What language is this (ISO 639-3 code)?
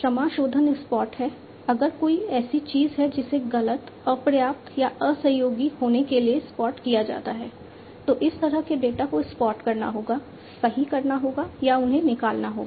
hin